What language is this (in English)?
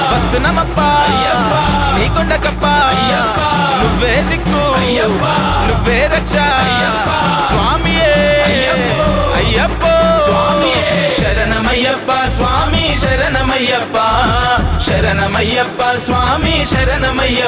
Telugu